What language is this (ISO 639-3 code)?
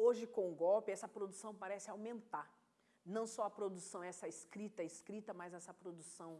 por